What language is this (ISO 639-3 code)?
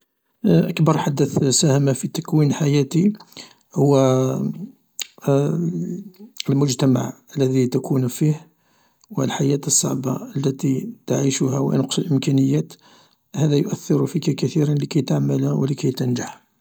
arq